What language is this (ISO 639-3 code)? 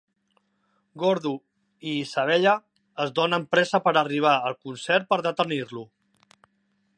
cat